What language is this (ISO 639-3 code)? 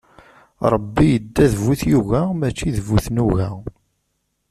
kab